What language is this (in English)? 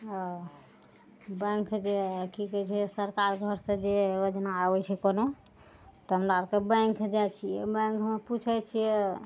Maithili